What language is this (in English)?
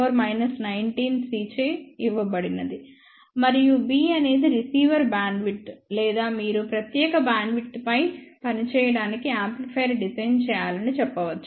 Telugu